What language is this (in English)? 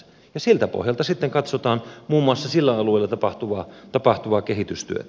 Finnish